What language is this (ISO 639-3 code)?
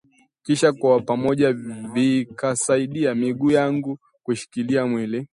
swa